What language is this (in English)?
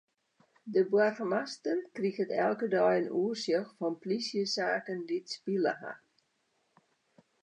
Western Frisian